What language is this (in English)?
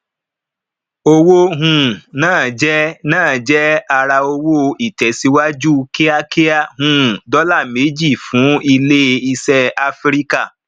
Yoruba